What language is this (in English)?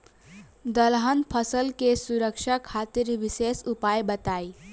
Bhojpuri